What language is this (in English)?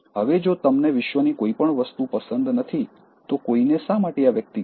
Gujarati